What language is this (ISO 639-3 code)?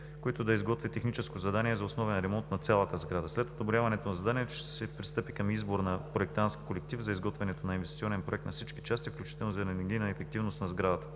bul